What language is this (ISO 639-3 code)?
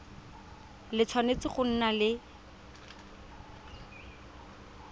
tsn